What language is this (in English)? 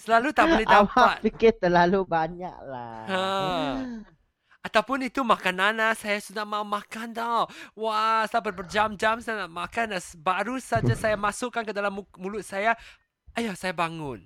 Malay